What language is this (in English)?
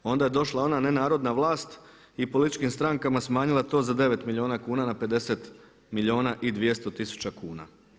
Croatian